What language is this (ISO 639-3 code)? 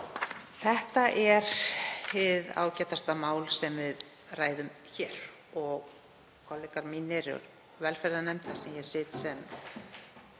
isl